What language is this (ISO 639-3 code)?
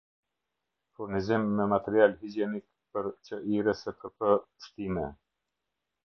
sqi